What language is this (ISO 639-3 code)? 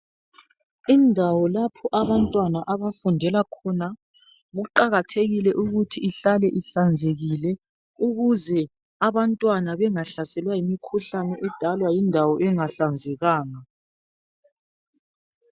nde